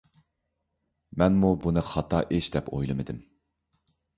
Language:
Uyghur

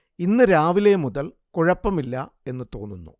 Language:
Malayalam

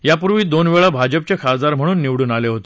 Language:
Marathi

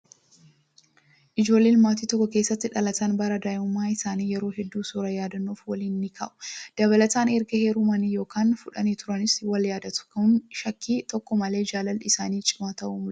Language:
Oromo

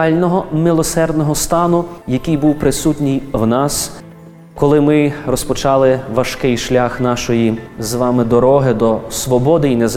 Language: Ukrainian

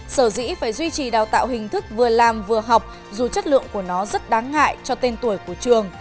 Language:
Vietnamese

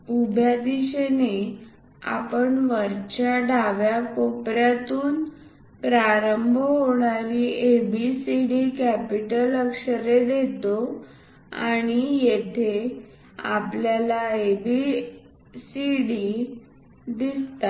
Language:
Marathi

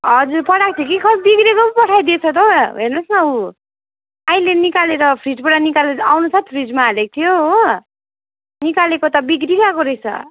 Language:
Nepali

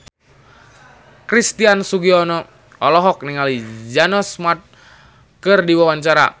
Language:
Sundanese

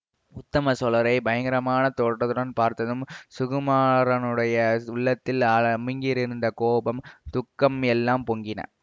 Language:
Tamil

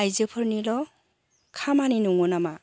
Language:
Bodo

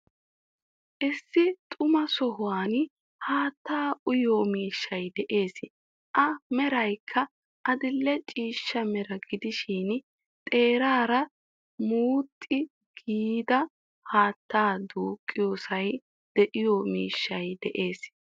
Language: Wolaytta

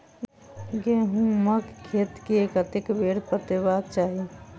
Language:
Maithili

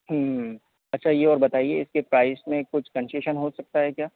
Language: Hindi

